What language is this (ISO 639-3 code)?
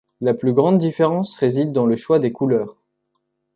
fra